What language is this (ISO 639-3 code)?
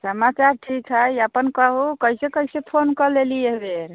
mai